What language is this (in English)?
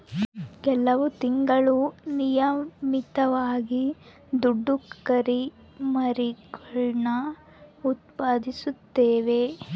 Kannada